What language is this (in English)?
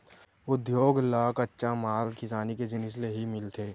Chhattisgarhi